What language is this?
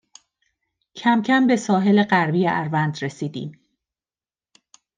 Persian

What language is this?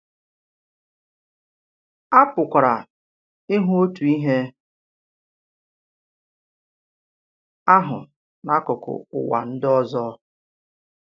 Igbo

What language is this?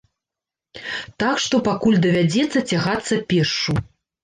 Belarusian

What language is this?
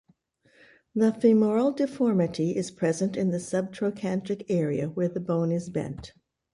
English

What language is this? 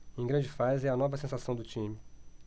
Portuguese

